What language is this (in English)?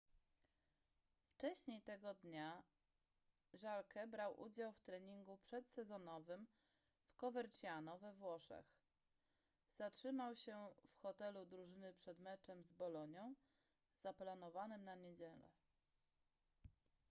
Polish